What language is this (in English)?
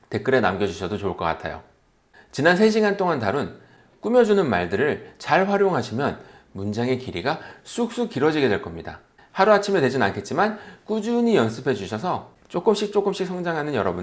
Korean